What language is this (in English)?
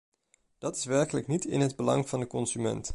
Dutch